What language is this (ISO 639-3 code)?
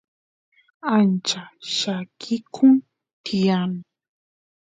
qus